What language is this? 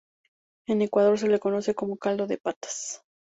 Spanish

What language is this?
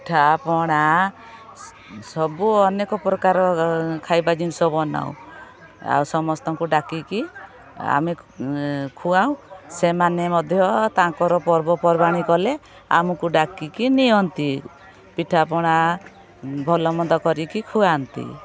Odia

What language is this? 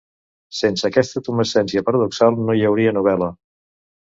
Catalan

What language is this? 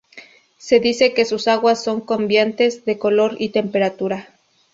Spanish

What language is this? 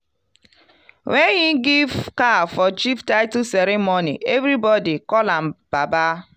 Nigerian Pidgin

